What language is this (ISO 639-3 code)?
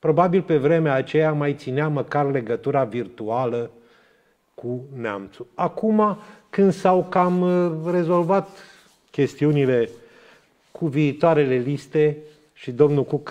ron